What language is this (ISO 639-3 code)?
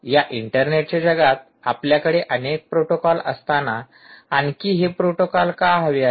mar